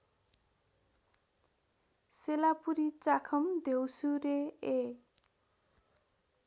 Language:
Nepali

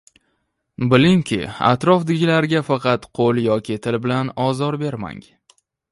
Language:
Uzbek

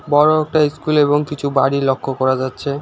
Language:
Bangla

